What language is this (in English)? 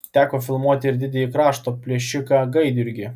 Lithuanian